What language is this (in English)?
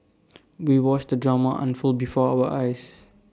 English